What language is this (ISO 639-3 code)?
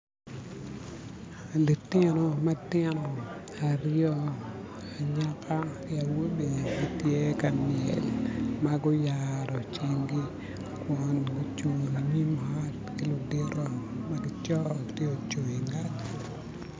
ach